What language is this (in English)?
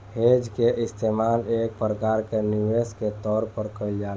Bhojpuri